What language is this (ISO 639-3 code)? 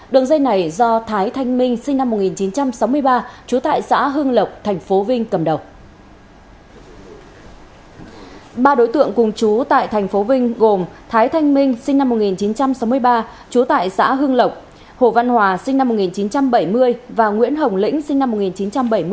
vie